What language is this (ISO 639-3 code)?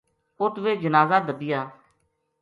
gju